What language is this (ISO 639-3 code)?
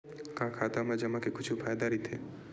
hne